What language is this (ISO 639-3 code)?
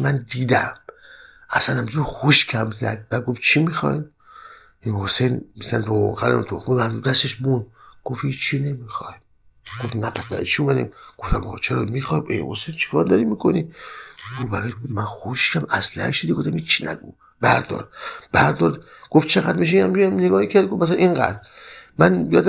fas